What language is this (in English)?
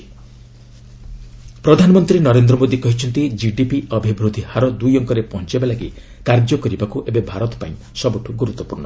Odia